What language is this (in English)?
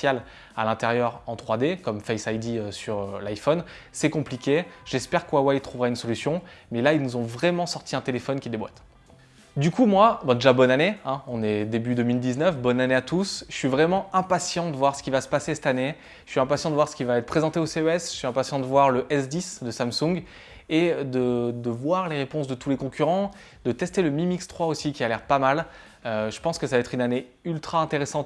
French